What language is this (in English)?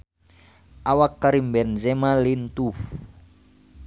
Sundanese